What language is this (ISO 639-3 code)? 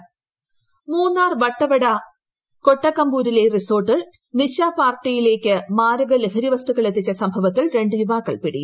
mal